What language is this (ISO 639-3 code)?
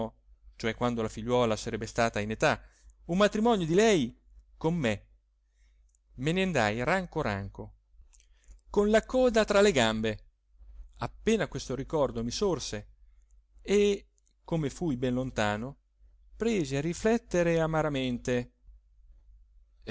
ita